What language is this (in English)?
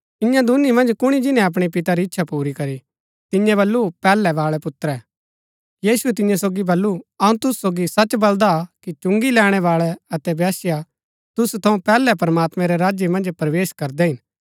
Gaddi